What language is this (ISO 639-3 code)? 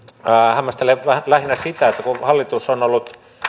fin